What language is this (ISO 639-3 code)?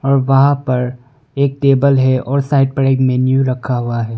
hin